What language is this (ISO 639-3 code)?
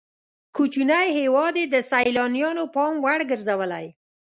pus